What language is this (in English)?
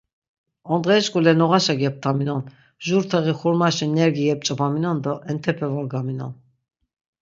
Laz